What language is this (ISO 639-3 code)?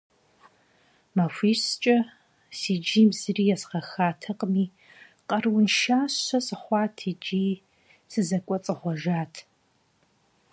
kbd